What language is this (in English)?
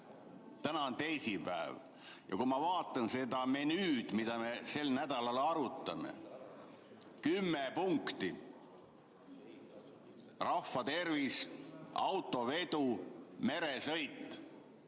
Estonian